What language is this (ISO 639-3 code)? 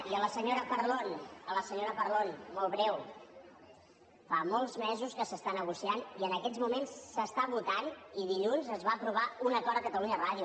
cat